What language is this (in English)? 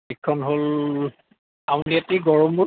Assamese